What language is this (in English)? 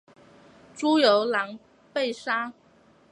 Chinese